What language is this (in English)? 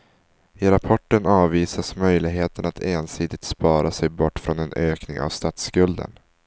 Swedish